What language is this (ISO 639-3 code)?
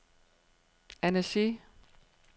dan